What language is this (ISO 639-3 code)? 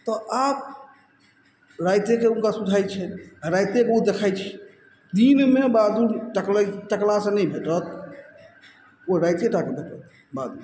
mai